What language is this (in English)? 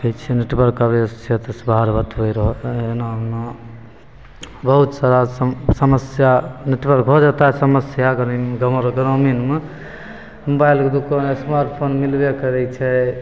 Maithili